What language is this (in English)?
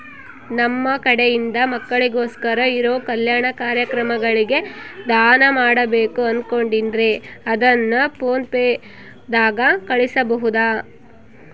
Kannada